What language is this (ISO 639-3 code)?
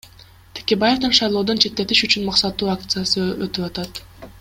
kir